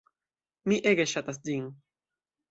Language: Esperanto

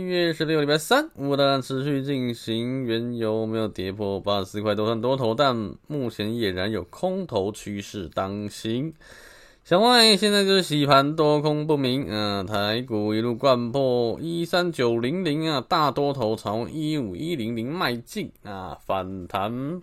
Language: Chinese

